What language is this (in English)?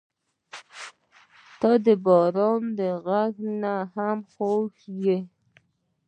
Pashto